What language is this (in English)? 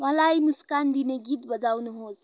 Nepali